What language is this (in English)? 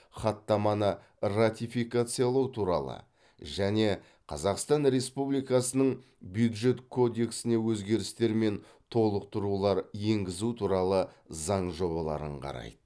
Kazakh